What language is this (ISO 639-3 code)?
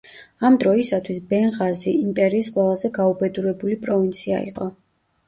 kat